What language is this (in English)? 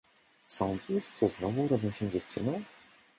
Polish